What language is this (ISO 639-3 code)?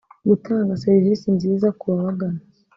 kin